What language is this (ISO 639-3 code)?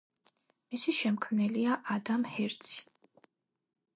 kat